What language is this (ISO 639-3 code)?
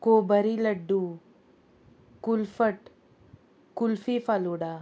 kok